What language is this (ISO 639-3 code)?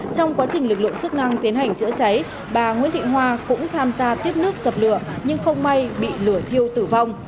vie